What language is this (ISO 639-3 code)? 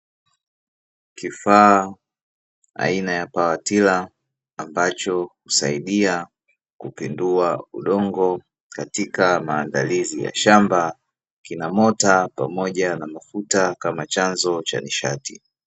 swa